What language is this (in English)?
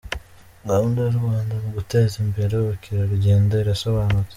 Kinyarwanda